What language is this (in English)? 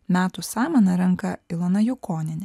Lithuanian